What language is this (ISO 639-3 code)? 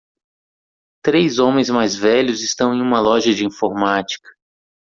por